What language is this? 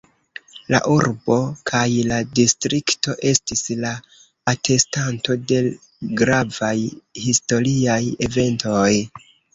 Esperanto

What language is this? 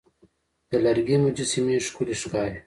Pashto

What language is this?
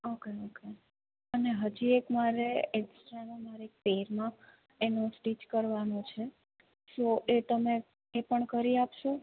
Gujarati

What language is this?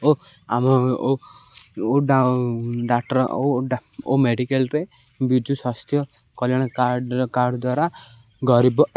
Odia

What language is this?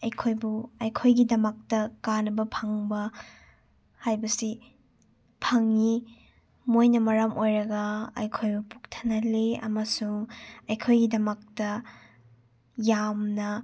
Manipuri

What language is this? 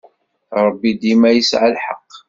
Kabyle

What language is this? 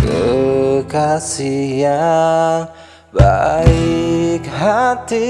Indonesian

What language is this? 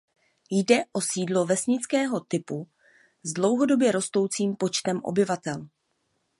Czech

